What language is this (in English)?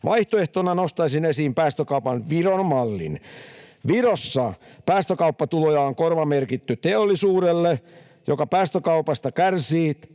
Finnish